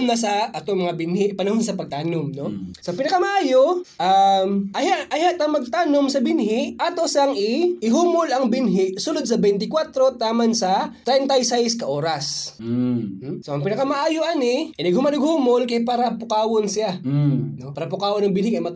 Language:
Filipino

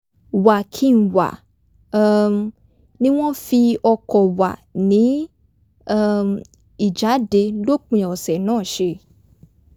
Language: Yoruba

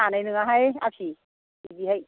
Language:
Bodo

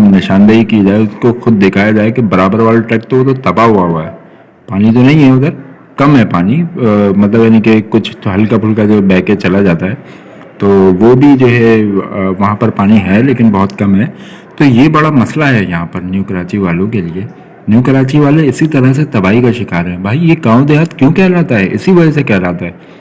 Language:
Urdu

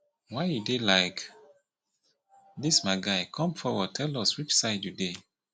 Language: Nigerian Pidgin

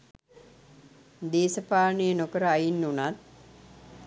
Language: Sinhala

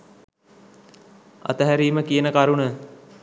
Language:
Sinhala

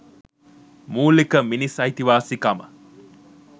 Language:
Sinhala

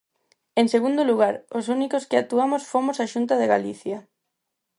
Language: Galician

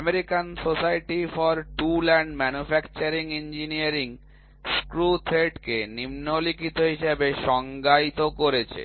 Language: Bangla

